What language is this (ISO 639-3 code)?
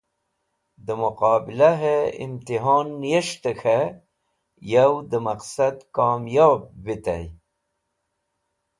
wbl